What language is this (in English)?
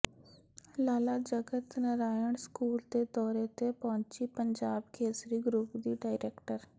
Punjabi